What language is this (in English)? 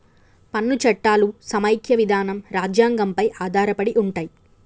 Telugu